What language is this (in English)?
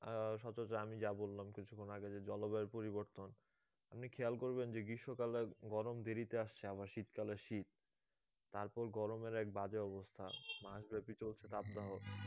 Bangla